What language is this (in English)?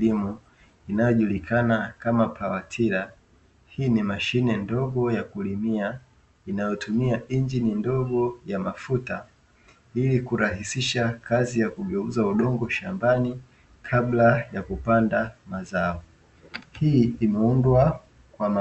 Swahili